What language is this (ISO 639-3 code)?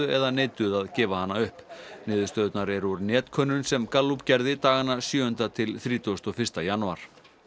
isl